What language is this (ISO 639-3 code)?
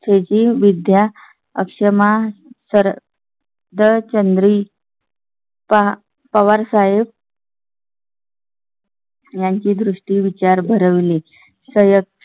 mar